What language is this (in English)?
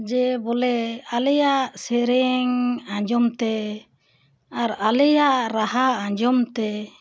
Santali